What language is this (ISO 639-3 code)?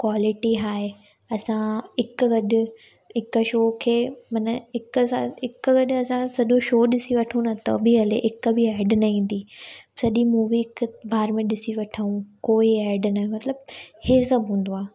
snd